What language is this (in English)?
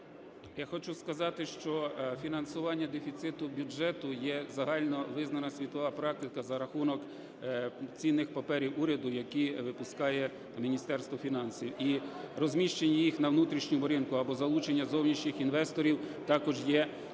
Ukrainian